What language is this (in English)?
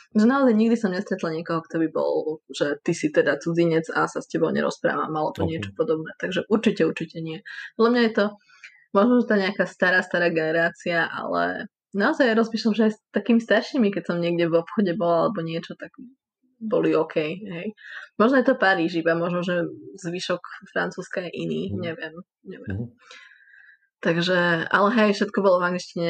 Slovak